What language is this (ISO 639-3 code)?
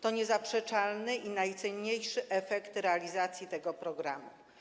pol